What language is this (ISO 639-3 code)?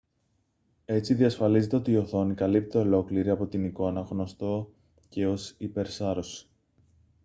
ell